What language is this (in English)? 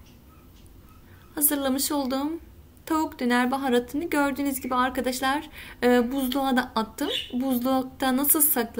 Turkish